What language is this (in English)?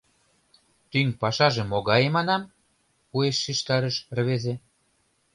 Mari